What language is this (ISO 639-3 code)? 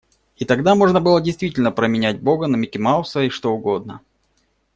rus